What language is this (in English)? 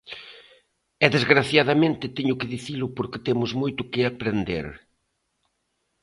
Galician